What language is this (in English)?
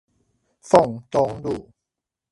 Chinese